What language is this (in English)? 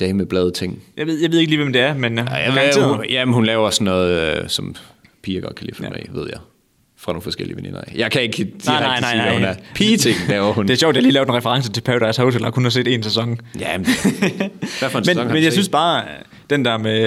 Danish